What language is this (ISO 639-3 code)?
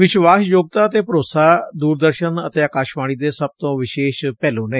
pan